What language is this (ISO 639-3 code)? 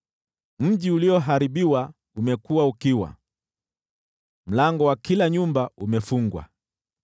swa